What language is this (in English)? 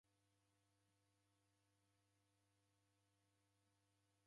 Taita